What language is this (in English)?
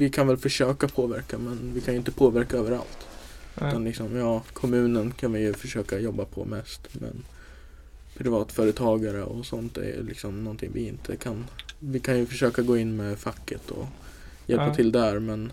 Swedish